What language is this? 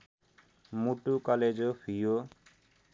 Nepali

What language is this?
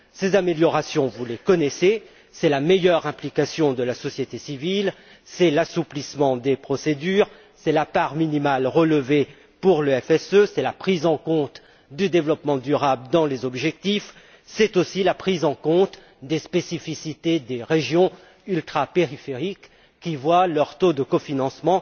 French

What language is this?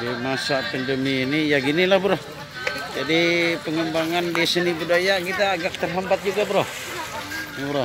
Indonesian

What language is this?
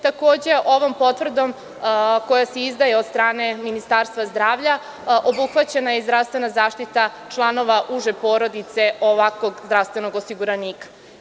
Serbian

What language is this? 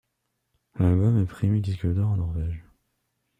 French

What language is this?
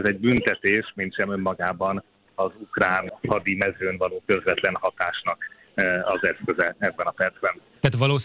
Hungarian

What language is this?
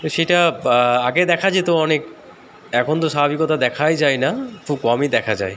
Bangla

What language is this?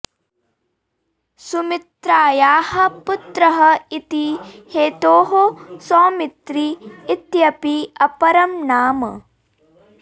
Sanskrit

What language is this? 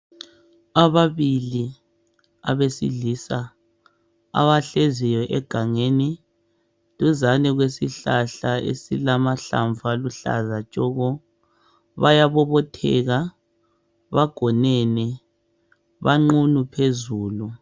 North Ndebele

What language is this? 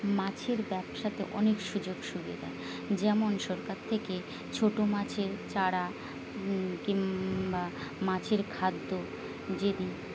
Bangla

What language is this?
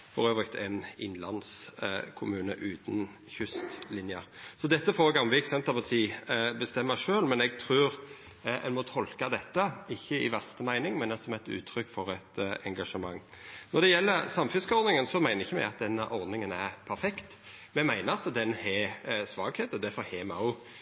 Norwegian Nynorsk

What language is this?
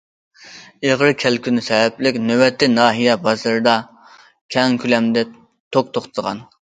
Uyghur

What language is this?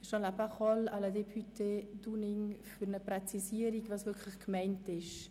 Swiss German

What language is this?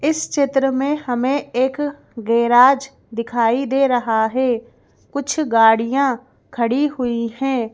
Hindi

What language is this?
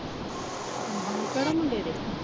Punjabi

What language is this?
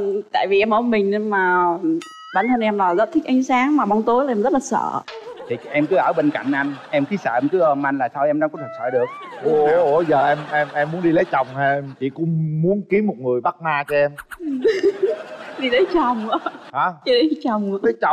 Vietnamese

